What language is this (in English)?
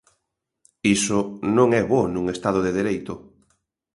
Galician